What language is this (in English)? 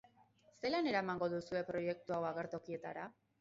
Basque